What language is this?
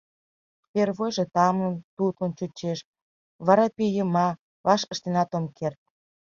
Mari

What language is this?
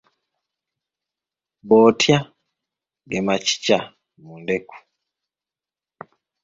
Ganda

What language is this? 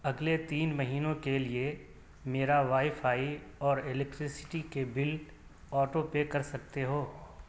Urdu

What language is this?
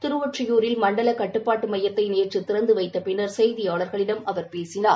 Tamil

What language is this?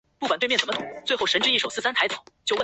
Chinese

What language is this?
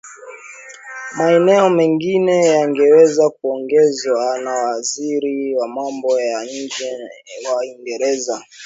Swahili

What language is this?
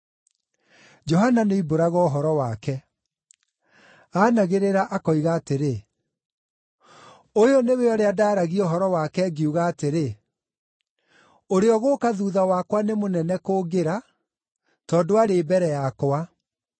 Kikuyu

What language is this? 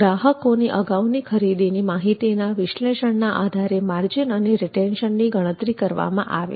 Gujarati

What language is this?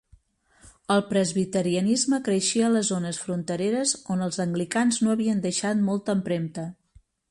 Catalan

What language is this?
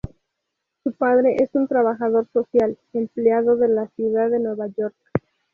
Spanish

